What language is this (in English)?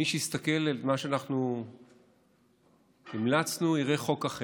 Hebrew